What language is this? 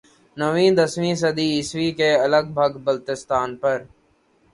Urdu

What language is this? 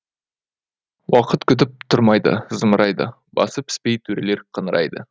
Kazakh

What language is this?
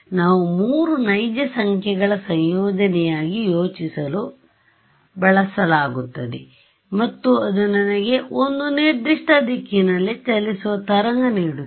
Kannada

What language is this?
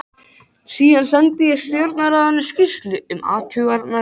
Icelandic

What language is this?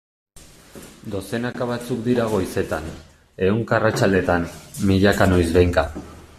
Basque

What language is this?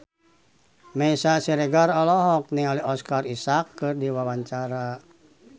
Sundanese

